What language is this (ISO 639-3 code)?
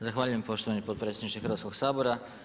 hrv